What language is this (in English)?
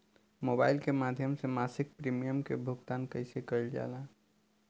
Bhojpuri